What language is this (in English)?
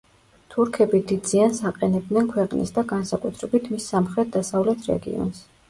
Georgian